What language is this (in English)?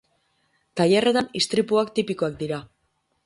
Basque